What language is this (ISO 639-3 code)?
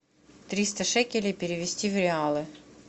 rus